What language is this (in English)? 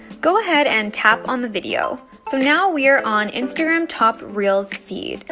English